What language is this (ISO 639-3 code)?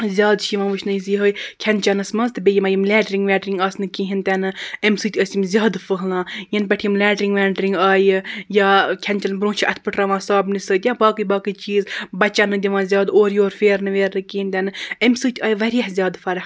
kas